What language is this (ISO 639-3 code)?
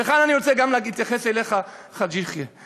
heb